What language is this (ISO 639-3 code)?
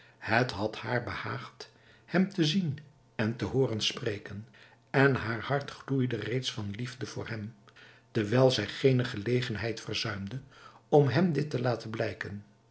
nld